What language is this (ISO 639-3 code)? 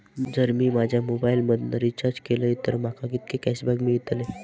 mar